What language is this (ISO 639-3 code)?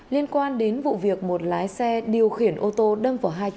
vie